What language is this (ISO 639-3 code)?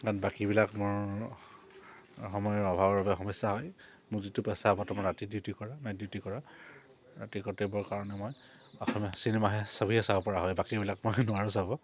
asm